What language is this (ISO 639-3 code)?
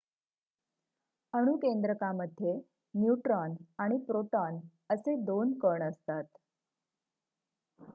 mar